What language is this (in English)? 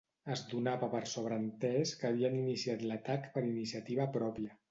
Catalan